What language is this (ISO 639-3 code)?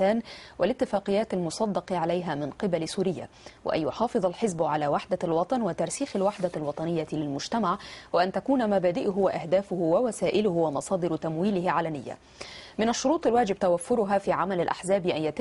ara